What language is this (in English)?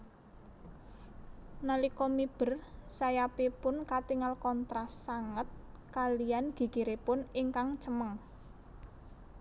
Javanese